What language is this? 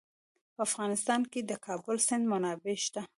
Pashto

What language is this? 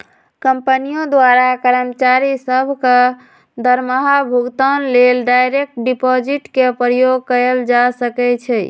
Magahi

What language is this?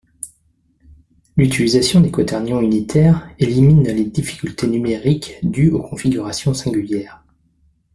French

